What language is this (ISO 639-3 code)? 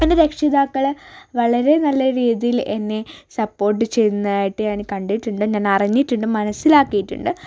mal